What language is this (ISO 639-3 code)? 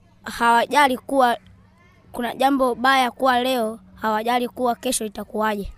swa